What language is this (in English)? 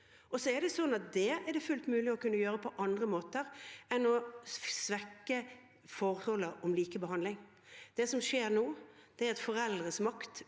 Norwegian